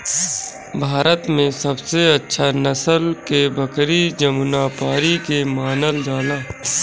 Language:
Bhojpuri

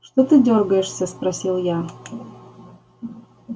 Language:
Russian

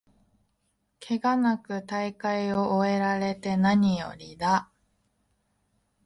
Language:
Japanese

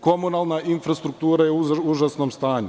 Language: Serbian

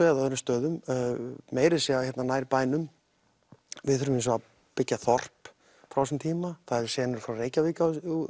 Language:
Icelandic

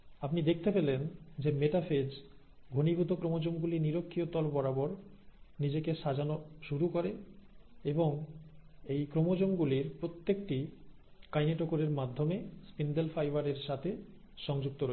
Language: Bangla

